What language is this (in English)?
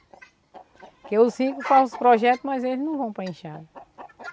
Portuguese